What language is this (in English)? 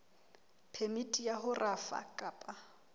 Southern Sotho